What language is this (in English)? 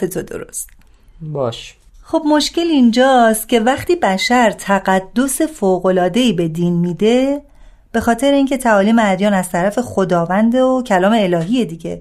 Persian